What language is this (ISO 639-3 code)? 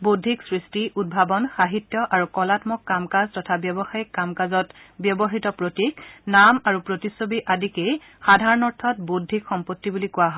asm